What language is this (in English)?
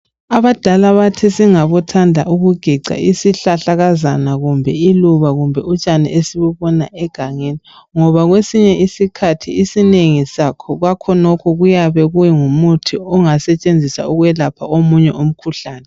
North Ndebele